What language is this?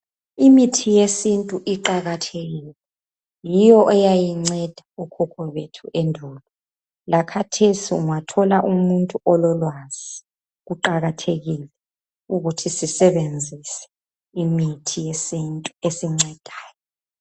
North Ndebele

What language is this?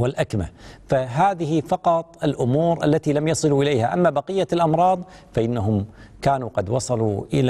Arabic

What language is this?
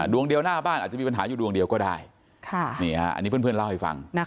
Thai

